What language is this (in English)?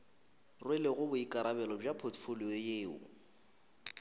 Northern Sotho